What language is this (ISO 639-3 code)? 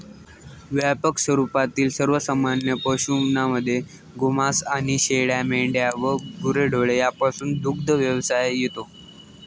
mar